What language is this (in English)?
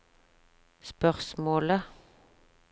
Norwegian